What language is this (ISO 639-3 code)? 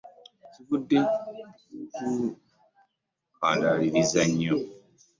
lug